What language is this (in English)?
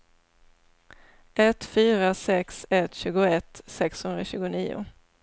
Swedish